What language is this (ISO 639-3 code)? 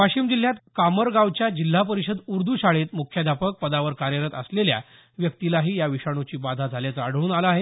mar